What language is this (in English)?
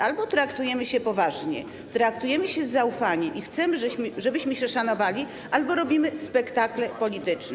Polish